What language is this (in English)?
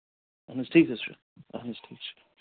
Kashmiri